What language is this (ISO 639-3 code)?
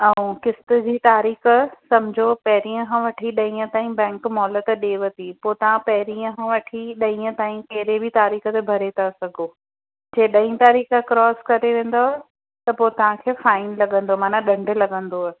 snd